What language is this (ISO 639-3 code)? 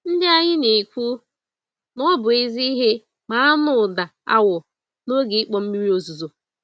ibo